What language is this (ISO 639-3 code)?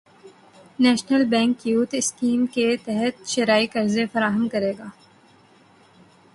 urd